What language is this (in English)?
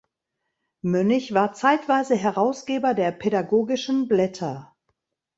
German